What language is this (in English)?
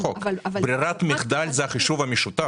Hebrew